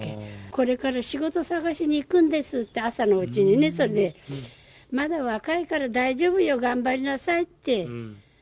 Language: Japanese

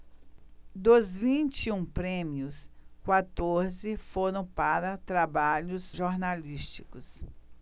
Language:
Portuguese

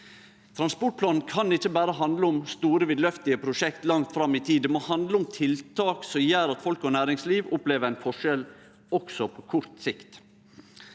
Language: Norwegian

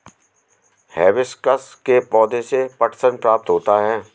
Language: Hindi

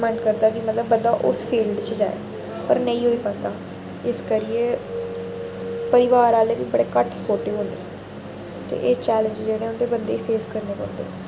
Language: Dogri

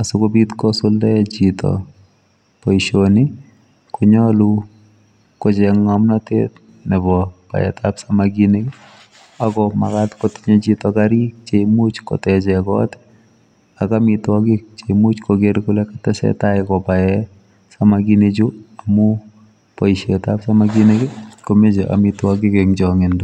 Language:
Kalenjin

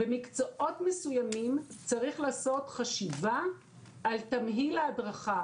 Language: Hebrew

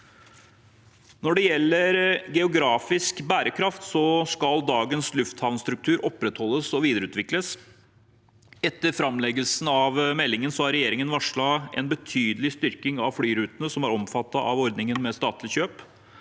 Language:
Norwegian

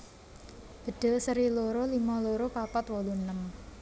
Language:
Javanese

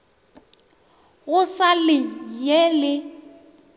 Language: Northern Sotho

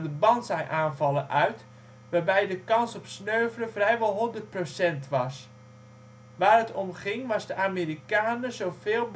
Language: Dutch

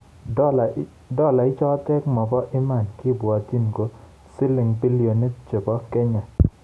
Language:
Kalenjin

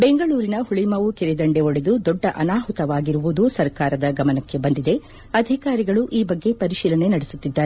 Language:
Kannada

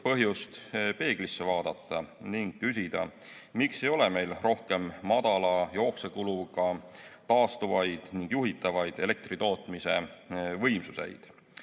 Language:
Estonian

